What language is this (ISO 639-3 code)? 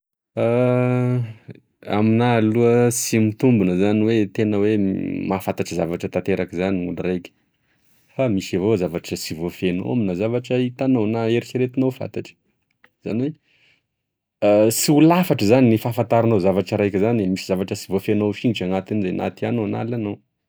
tkg